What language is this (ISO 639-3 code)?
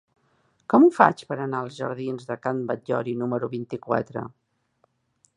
cat